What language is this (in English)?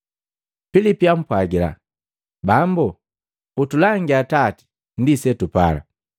Matengo